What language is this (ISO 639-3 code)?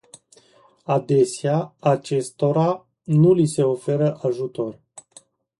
ron